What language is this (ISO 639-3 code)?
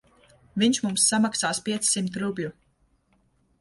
lav